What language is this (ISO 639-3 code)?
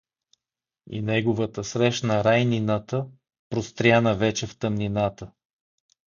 bul